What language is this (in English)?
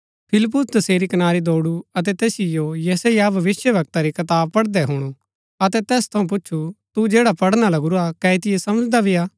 Gaddi